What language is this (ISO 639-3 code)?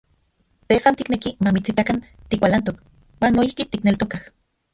ncx